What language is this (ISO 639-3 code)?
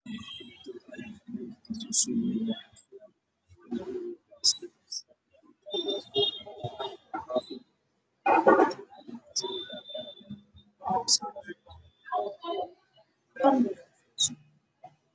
som